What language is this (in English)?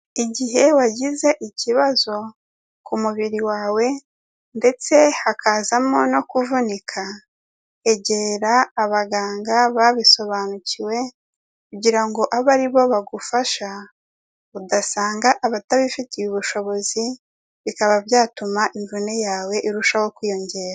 Kinyarwanda